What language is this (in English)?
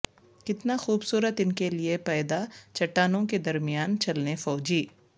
Urdu